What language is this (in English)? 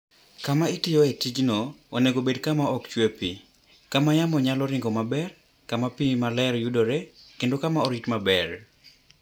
Luo (Kenya and Tanzania)